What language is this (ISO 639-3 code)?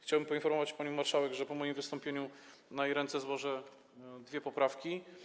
pol